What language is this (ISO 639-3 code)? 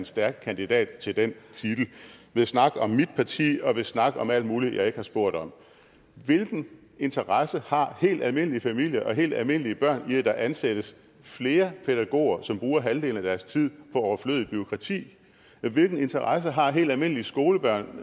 dan